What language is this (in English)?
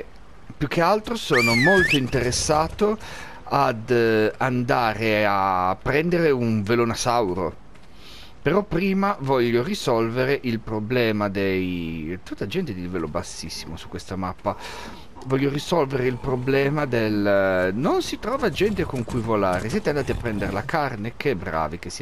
Italian